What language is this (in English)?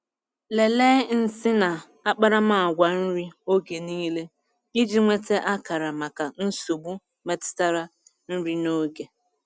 Igbo